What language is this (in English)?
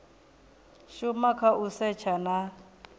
Venda